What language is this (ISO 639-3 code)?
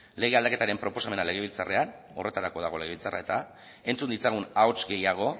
eus